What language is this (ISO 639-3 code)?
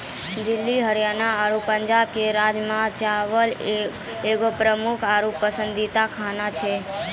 mai